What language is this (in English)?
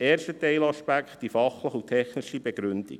Swiss German